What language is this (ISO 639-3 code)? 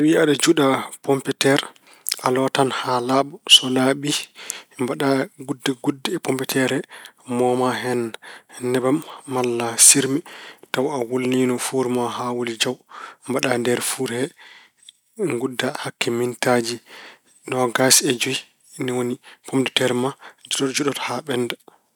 ful